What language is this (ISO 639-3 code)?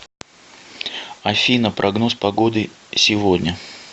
rus